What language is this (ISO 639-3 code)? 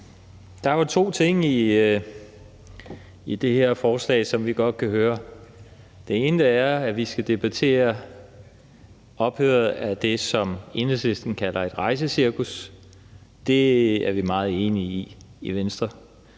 dan